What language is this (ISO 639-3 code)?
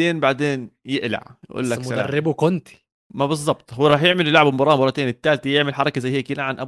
ara